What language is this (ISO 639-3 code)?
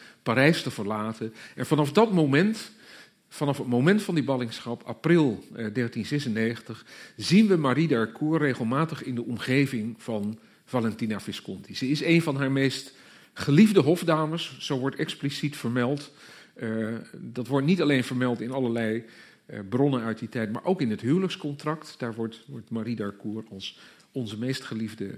nld